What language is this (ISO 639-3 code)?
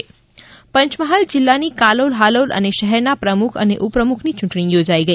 guj